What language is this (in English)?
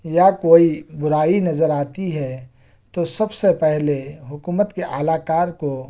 Urdu